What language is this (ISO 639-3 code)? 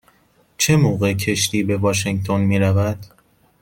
fas